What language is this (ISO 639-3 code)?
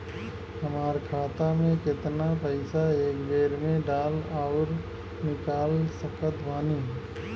bho